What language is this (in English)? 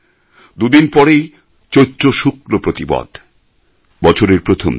Bangla